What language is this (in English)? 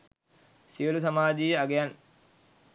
Sinhala